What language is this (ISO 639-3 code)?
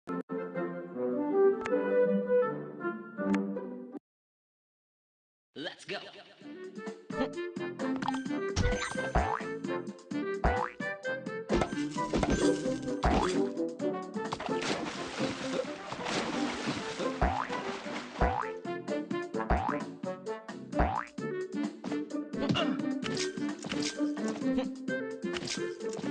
eng